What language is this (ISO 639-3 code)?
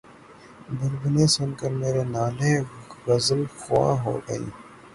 urd